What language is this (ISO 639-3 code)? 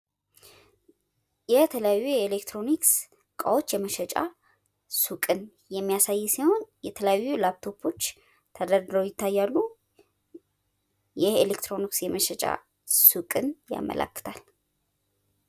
amh